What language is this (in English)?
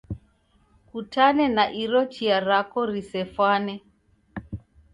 Taita